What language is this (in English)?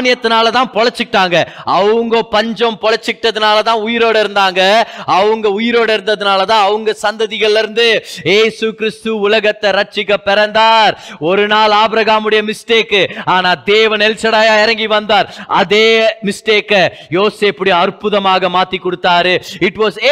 Tamil